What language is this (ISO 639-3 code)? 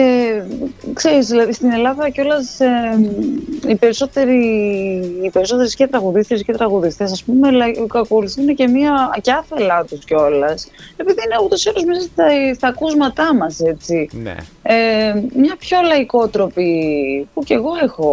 ell